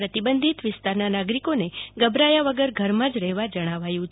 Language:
Gujarati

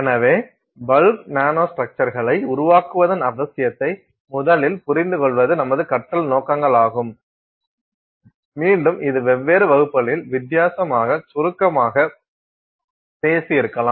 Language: Tamil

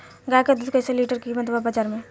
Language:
Bhojpuri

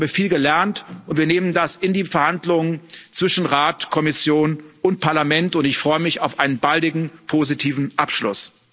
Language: German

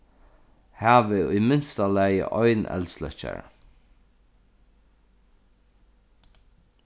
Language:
Faroese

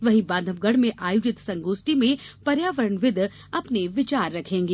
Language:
Hindi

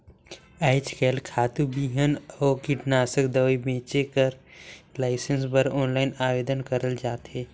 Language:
Chhattisgarhi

